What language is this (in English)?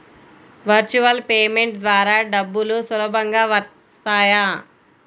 Telugu